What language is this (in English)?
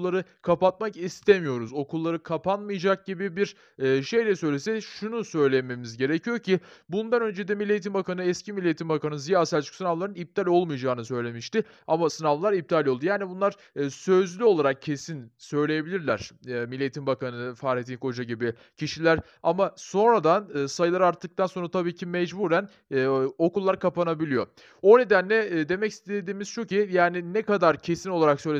Turkish